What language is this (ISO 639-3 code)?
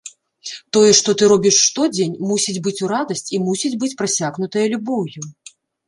bel